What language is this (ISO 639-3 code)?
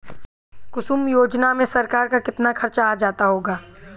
hin